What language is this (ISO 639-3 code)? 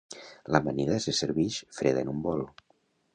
cat